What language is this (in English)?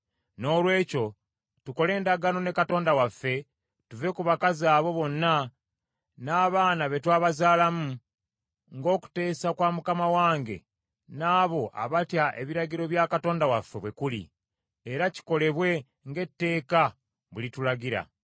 Ganda